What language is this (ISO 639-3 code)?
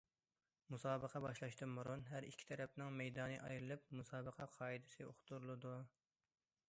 uig